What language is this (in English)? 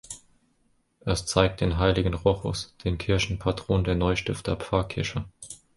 German